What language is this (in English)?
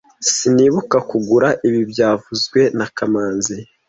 Kinyarwanda